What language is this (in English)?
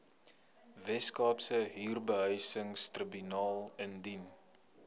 Afrikaans